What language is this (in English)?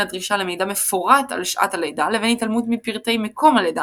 Hebrew